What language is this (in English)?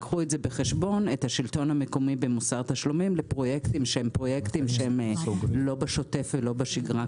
Hebrew